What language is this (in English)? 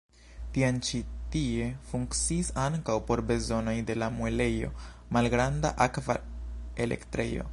Esperanto